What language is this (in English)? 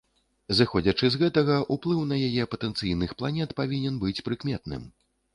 Belarusian